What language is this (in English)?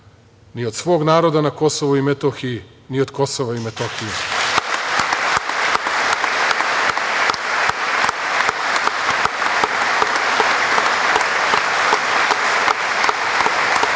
Serbian